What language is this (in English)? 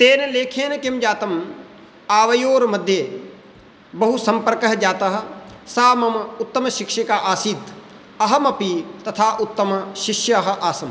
Sanskrit